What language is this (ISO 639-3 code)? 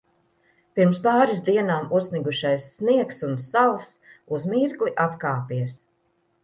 lav